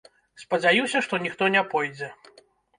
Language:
Belarusian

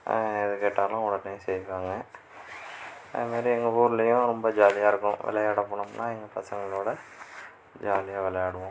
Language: Tamil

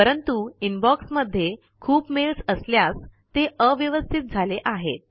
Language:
Marathi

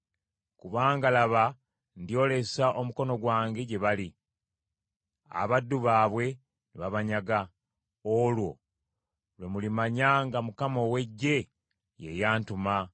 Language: Ganda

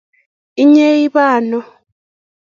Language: Kalenjin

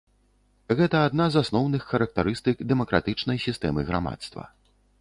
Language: Belarusian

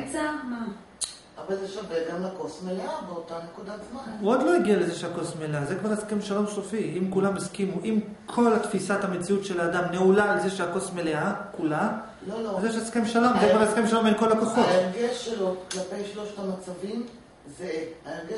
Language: Hebrew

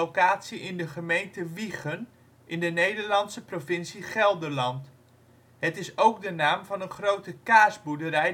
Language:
Dutch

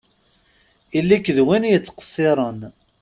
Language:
Kabyle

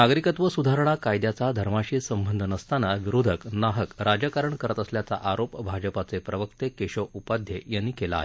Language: Marathi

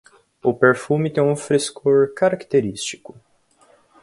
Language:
Portuguese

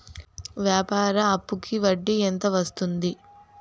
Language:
Telugu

